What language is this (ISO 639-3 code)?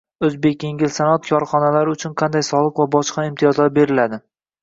uzb